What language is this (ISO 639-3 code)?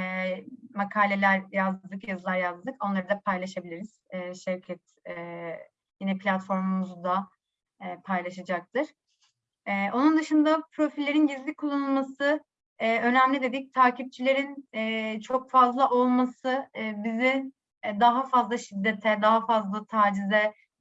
tur